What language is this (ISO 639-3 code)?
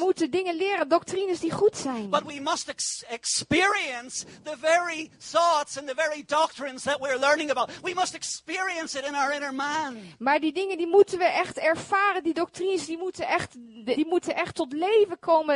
nld